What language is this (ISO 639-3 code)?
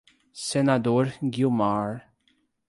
por